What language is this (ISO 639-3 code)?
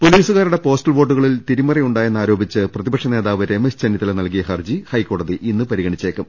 mal